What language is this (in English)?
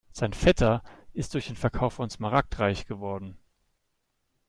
German